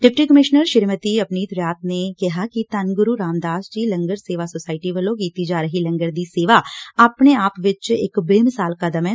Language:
Punjabi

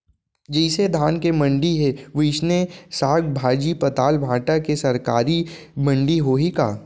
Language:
Chhattisgarhi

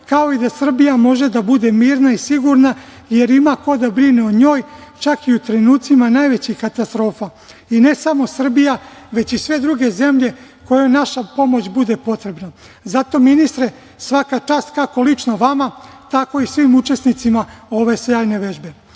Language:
Serbian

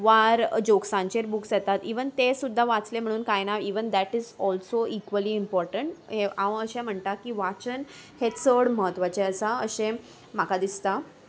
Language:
Konkani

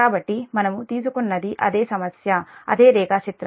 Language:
Telugu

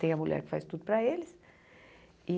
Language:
Portuguese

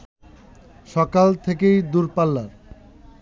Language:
Bangla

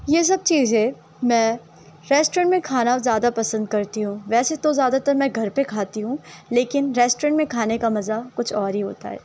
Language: Urdu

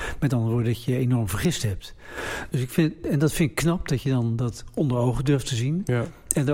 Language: Dutch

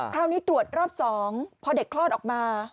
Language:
Thai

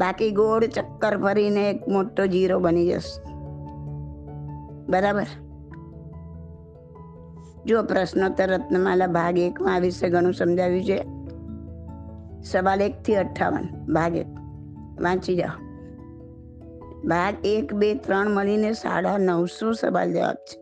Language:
Gujarati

